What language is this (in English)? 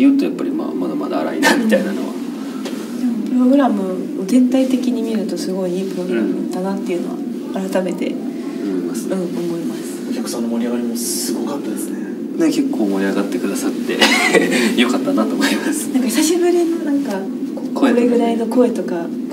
Japanese